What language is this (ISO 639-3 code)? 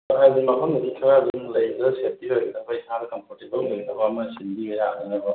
mni